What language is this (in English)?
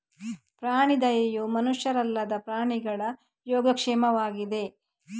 Kannada